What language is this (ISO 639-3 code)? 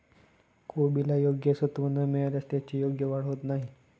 mar